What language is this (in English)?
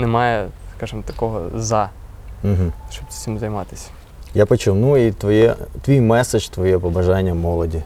Ukrainian